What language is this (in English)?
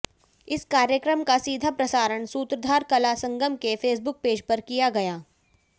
Hindi